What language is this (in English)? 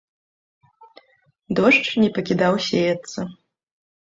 Belarusian